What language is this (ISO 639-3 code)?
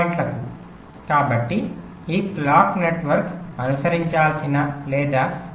tel